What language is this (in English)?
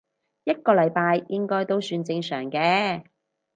Cantonese